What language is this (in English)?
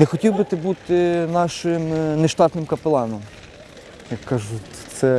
Ukrainian